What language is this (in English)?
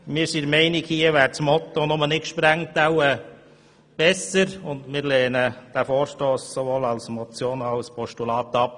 Swiss German